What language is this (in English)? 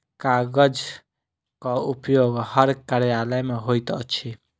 Maithili